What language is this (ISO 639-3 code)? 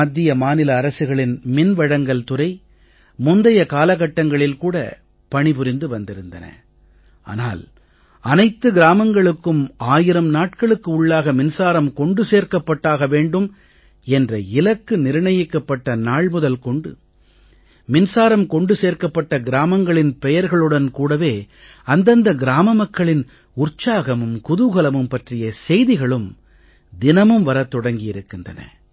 tam